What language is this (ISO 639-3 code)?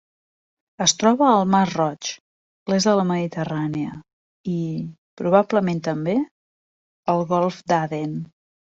cat